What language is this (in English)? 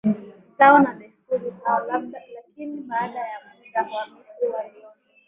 Swahili